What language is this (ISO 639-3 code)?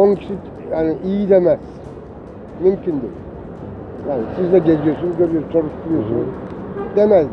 tur